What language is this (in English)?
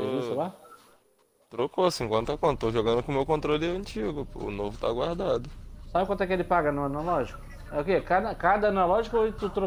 Portuguese